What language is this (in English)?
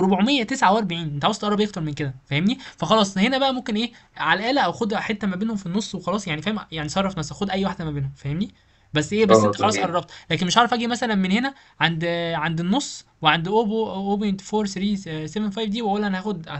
Arabic